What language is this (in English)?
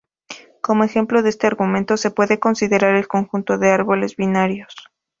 Spanish